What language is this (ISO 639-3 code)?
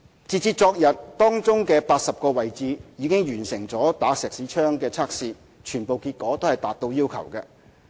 yue